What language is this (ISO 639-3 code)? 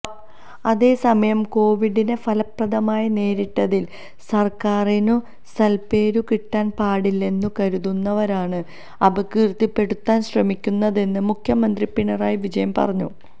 mal